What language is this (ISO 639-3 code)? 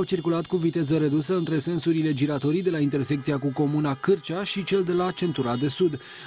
ron